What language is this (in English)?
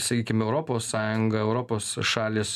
Lithuanian